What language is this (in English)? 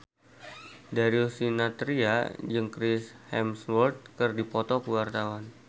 Sundanese